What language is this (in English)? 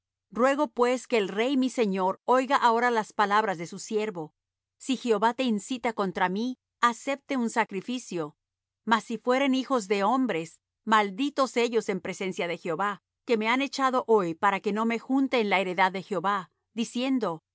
Spanish